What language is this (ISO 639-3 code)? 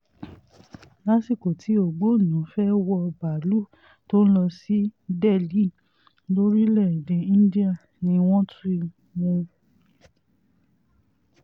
yor